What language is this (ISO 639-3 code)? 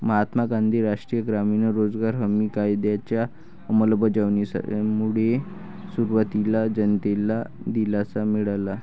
mar